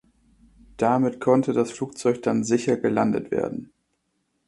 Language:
German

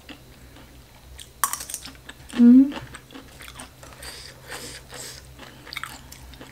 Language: Thai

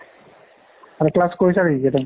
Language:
Assamese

